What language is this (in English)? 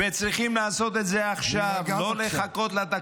Hebrew